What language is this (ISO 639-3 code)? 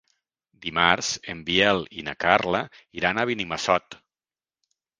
cat